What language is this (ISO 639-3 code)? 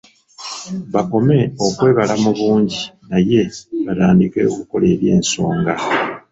lug